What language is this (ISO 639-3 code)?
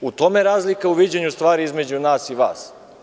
srp